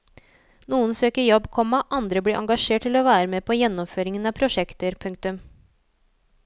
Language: Norwegian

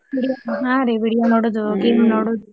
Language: Kannada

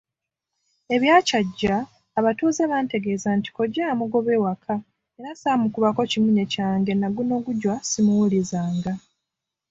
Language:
Ganda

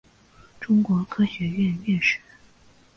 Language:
Chinese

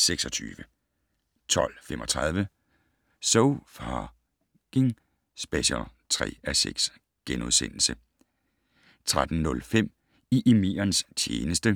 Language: Danish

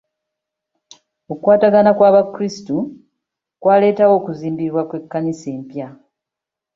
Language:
Ganda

